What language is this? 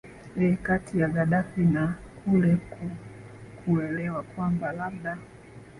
Swahili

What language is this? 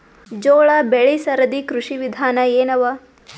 Kannada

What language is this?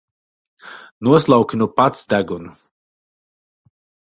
Latvian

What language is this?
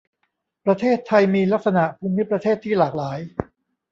Thai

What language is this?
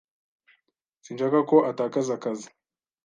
Kinyarwanda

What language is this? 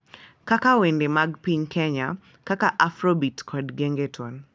Luo (Kenya and Tanzania)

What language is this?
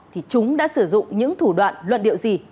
Vietnamese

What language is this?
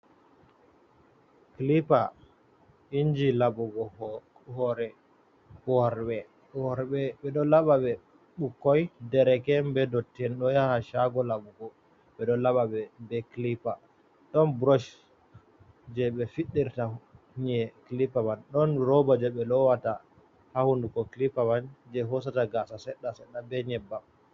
Fula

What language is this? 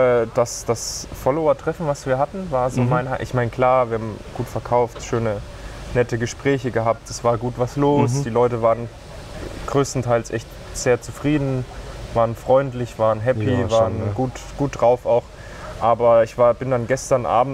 German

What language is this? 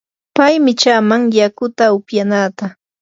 Yanahuanca Pasco Quechua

